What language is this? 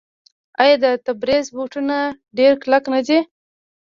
Pashto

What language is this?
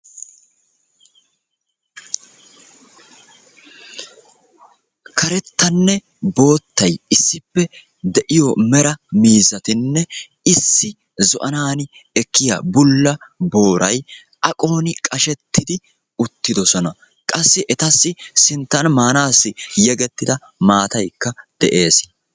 Wolaytta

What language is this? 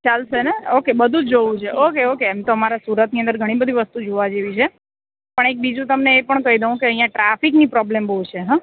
Gujarati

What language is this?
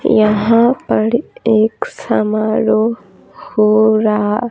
Hindi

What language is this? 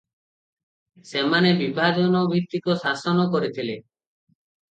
Odia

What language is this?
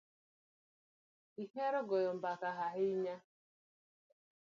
Luo (Kenya and Tanzania)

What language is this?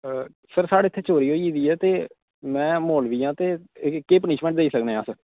Dogri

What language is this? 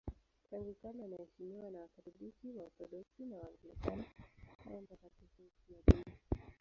Swahili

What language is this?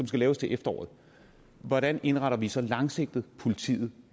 Danish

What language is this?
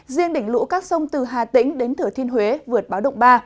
Vietnamese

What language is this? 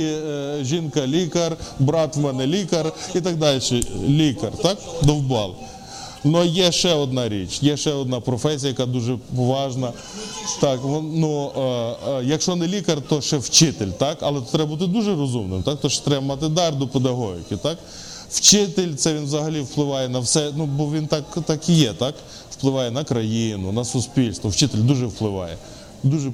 Ukrainian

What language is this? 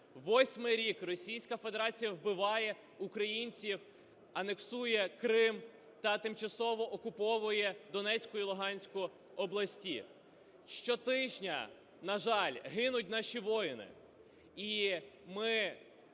Ukrainian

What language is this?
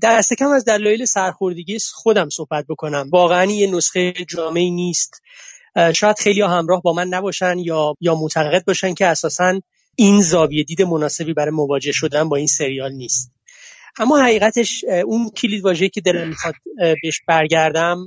Persian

